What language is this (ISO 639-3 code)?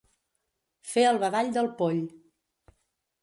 cat